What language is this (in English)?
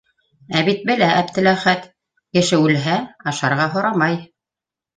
Bashkir